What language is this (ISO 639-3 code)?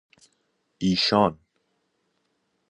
fas